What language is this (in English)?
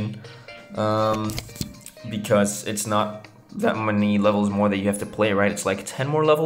English